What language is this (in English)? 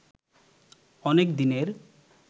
Bangla